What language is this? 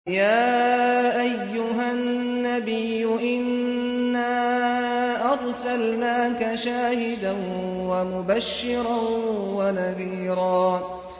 Arabic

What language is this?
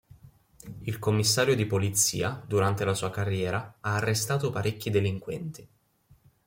Italian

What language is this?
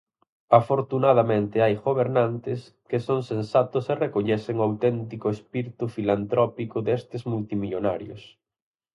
Galician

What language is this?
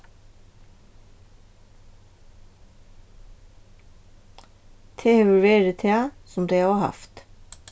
Faroese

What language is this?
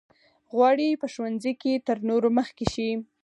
Pashto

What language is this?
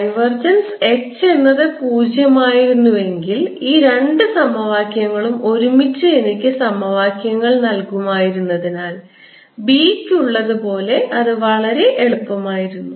Malayalam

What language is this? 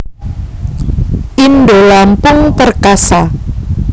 Javanese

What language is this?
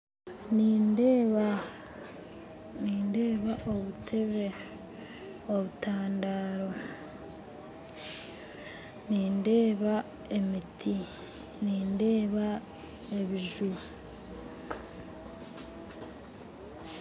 Nyankole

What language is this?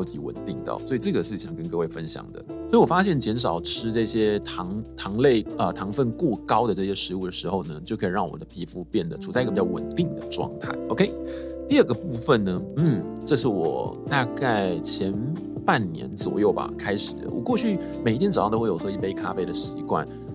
Chinese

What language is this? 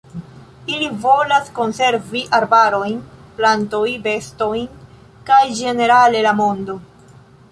Esperanto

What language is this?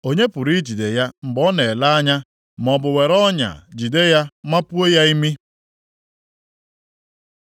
Igbo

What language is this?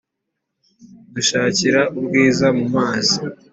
Kinyarwanda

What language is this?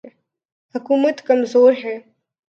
Urdu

